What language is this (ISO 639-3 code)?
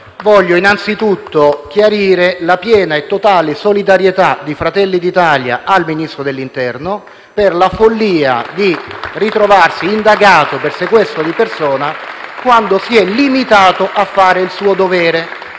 ita